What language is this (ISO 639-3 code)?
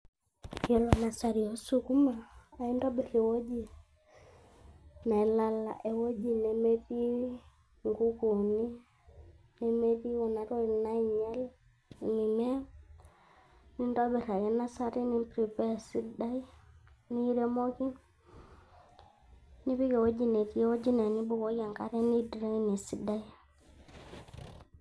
mas